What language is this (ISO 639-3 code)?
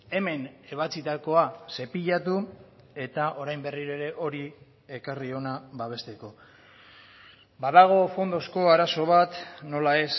eus